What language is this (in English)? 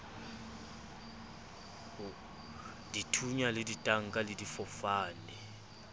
Southern Sotho